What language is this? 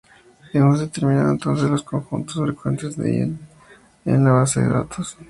Spanish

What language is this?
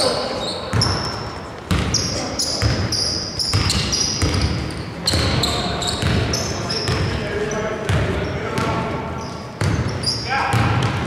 Greek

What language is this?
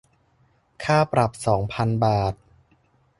Thai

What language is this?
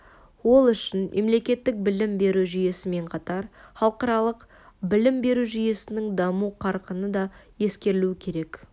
Kazakh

